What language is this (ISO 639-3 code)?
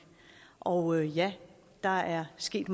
dan